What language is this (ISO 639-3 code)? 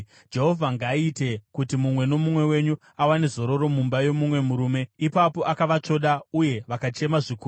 sna